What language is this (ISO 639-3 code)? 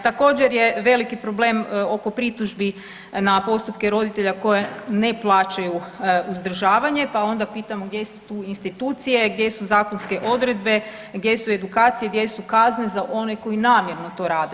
hrv